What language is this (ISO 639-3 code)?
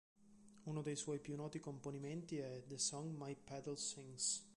ita